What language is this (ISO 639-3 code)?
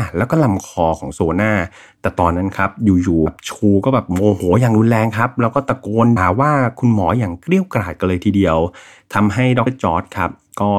tha